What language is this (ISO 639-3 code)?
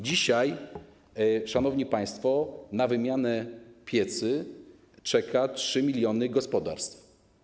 pol